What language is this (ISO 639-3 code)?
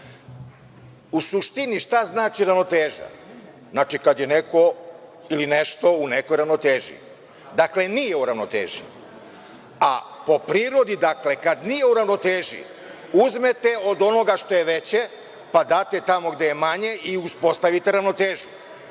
srp